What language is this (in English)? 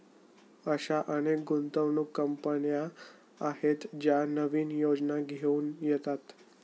Marathi